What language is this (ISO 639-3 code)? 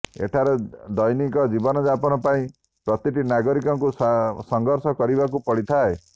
ori